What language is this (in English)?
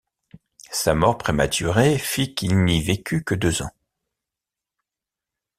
French